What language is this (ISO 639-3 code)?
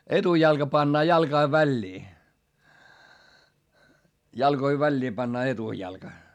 fin